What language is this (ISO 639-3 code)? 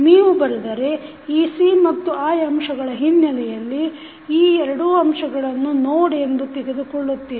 kan